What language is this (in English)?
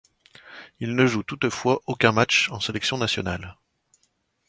French